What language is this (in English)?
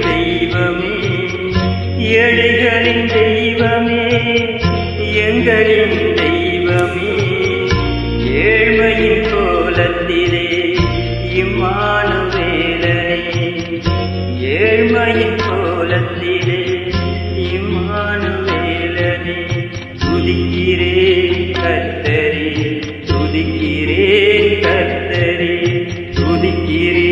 Tamil